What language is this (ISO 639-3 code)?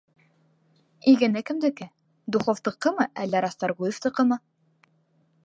bak